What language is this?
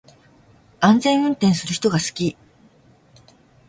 Japanese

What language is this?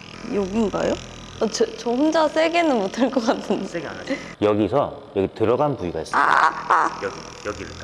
Korean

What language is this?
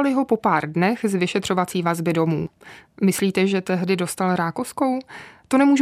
Czech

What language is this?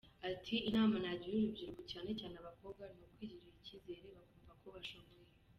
Kinyarwanda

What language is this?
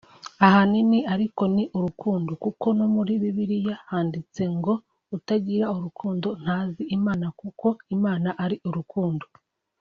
Kinyarwanda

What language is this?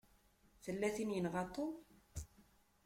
Kabyle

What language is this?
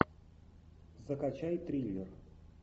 Russian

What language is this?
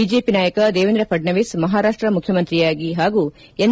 Kannada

